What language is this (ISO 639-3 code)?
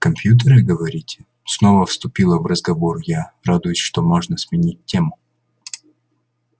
rus